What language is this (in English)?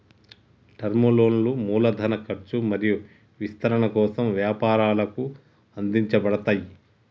Telugu